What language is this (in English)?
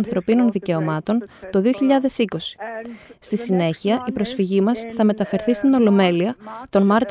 Greek